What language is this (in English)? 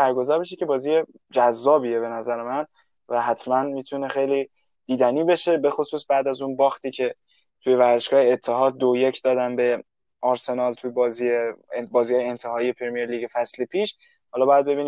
Persian